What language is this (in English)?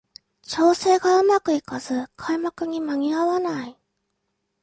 Japanese